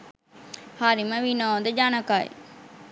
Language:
Sinhala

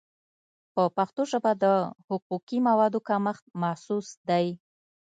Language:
Pashto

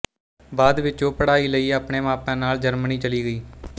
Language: Punjabi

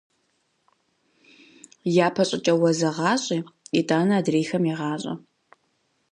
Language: Kabardian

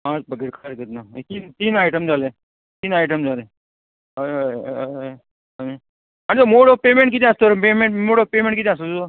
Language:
Konkani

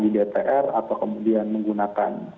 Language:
Indonesian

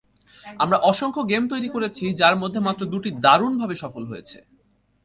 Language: Bangla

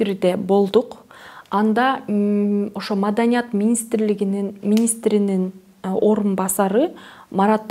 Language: Russian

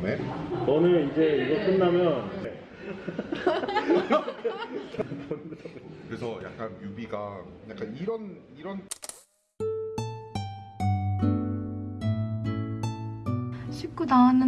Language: Korean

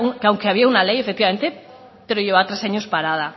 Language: Spanish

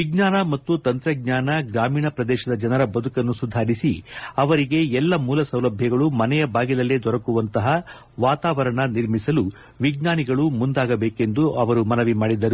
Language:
Kannada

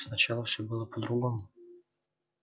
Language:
Russian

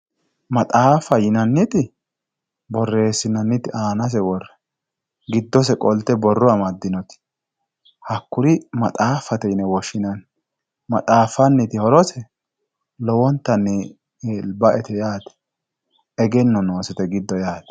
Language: Sidamo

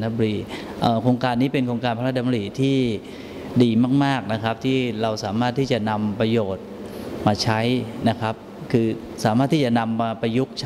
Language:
Thai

